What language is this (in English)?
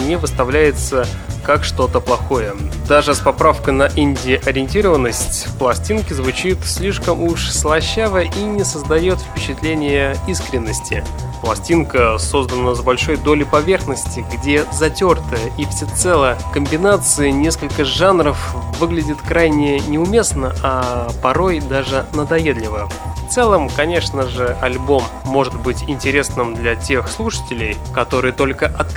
Russian